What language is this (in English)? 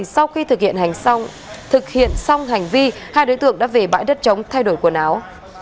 Vietnamese